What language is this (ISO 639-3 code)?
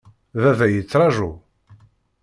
kab